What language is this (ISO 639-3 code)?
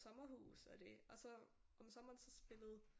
dan